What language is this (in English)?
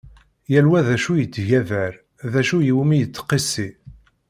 Kabyle